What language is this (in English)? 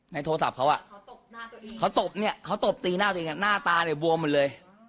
Thai